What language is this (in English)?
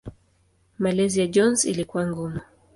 Swahili